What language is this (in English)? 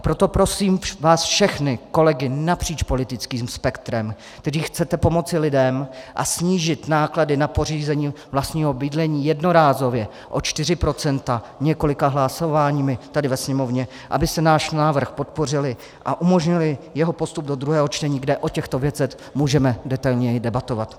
Czech